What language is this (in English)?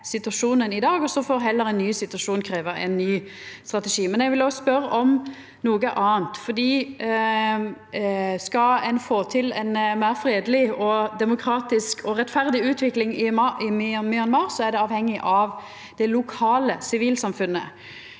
Norwegian